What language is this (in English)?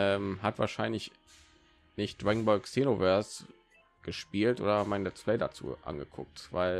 German